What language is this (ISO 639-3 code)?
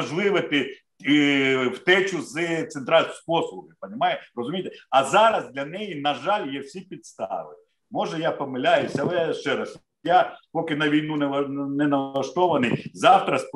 ukr